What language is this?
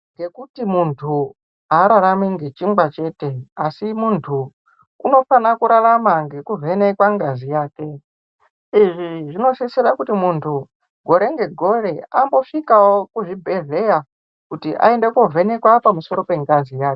Ndau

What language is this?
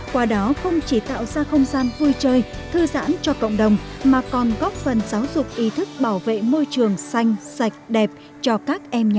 Vietnamese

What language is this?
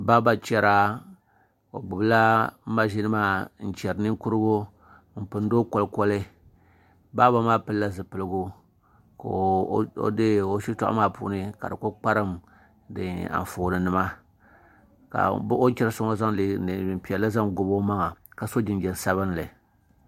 Dagbani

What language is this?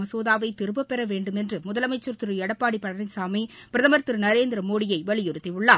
Tamil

